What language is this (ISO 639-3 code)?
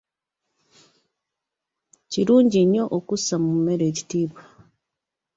lug